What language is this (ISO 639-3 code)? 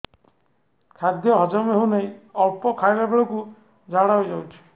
ori